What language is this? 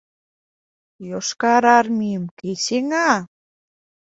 Mari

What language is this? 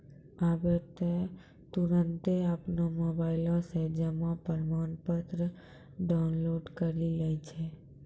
Maithili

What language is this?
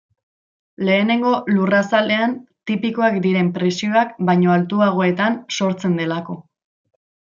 Basque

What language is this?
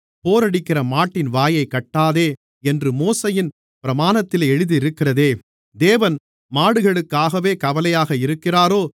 Tamil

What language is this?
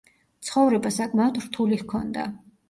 Georgian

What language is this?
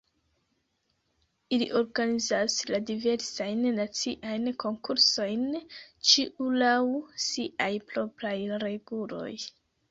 Esperanto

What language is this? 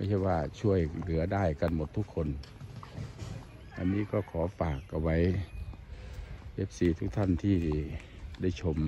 Thai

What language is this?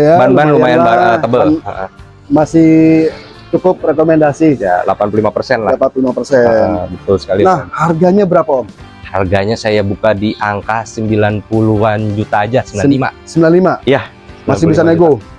Indonesian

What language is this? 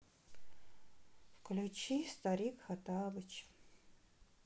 Russian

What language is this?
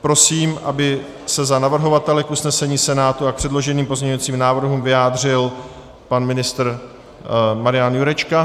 Czech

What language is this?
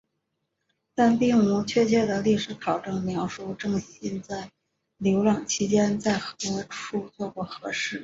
Chinese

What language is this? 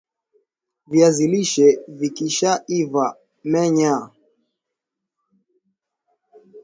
Swahili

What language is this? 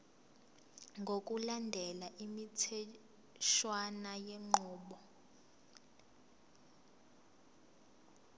Zulu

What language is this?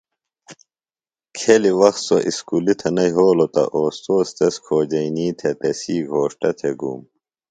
Phalura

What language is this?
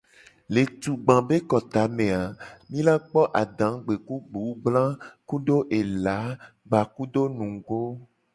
Gen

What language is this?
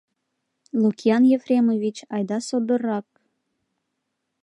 Mari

